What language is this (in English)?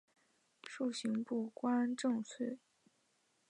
Chinese